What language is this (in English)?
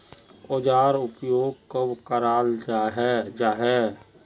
Magahi